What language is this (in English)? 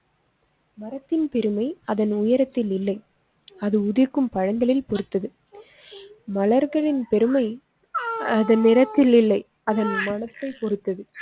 Tamil